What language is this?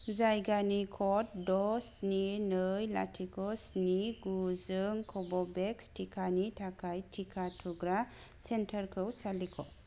Bodo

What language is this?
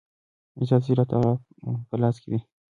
Pashto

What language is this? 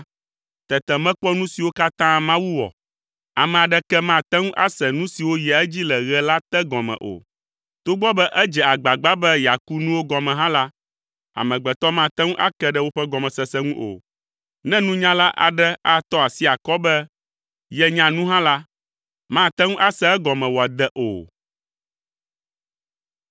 Ewe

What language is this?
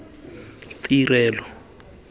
Tswana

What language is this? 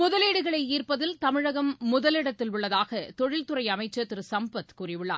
Tamil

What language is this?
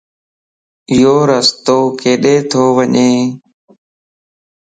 Lasi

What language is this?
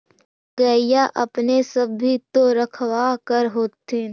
Magahi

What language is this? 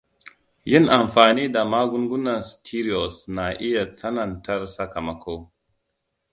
Hausa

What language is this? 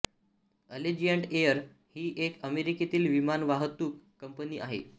Marathi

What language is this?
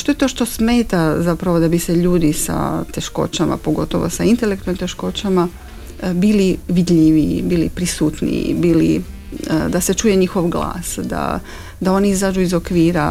Croatian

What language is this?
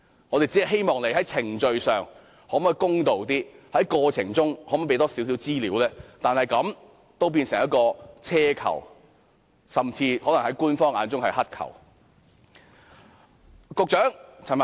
Cantonese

